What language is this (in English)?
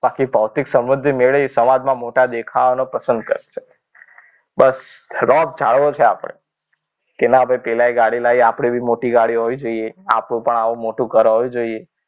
Gujarati